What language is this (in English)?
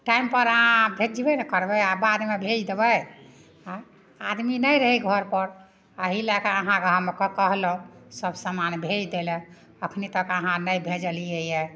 Maithili